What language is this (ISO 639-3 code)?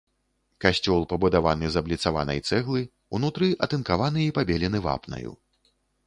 bel